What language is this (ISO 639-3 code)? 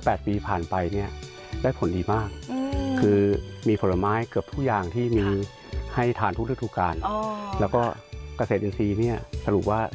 tha